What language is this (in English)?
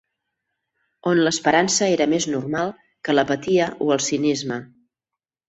Catalan